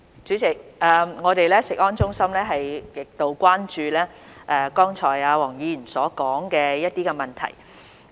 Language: Cantonese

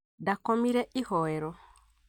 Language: Kikuyu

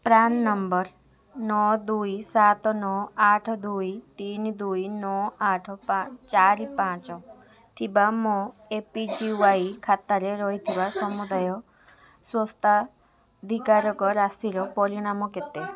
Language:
Odia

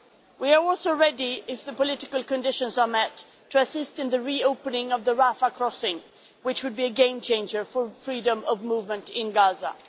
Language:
English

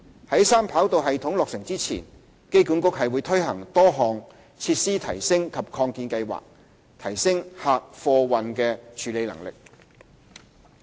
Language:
Cantonese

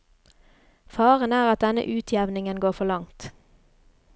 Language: Norwegian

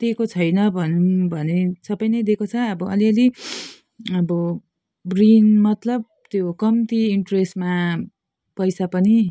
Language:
Nepali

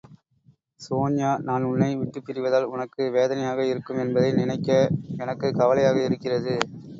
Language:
Tamil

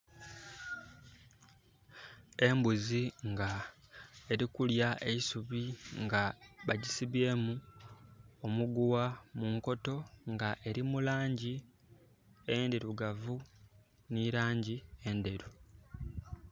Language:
Soga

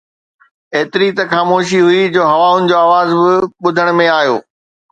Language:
Sindhi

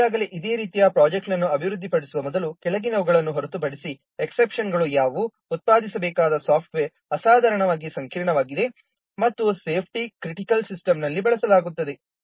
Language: Kannada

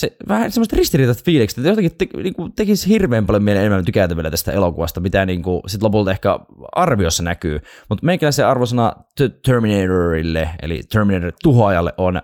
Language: Finnish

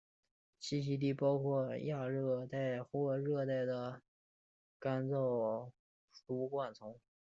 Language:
Chinese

